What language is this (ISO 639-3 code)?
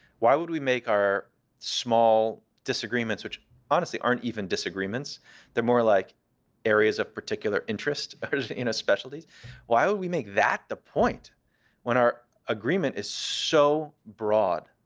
eng